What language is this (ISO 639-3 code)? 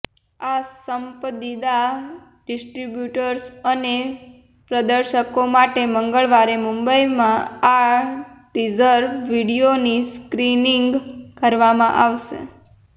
guj